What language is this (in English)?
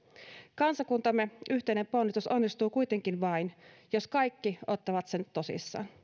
Finnish